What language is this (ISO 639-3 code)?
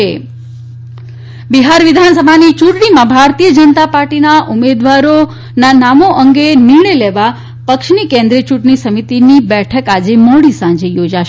guj